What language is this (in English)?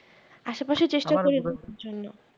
Bangla